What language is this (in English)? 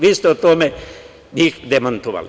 Serbian